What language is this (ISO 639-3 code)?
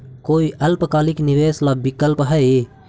mag